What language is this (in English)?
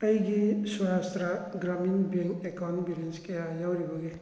Manipuri